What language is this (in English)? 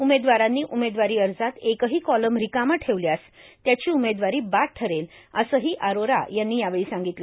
Marathi